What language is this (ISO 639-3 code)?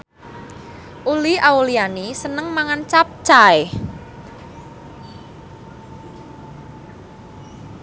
jav